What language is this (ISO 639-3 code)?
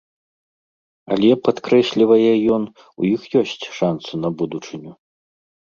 bel